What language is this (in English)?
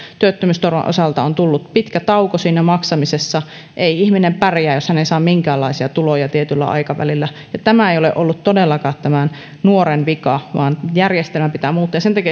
Finnish